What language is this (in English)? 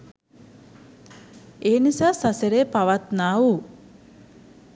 Sinhala